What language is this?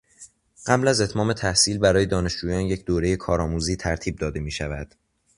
Persian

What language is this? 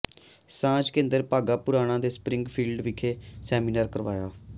Punjabi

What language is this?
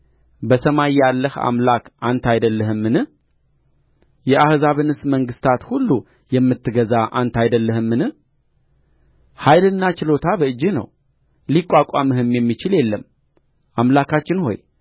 Amharic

